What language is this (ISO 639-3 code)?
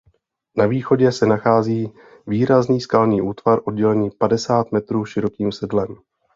ces